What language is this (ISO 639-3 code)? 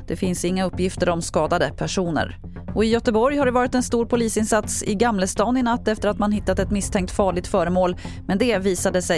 swe